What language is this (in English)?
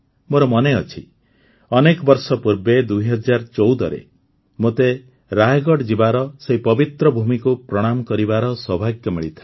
Odia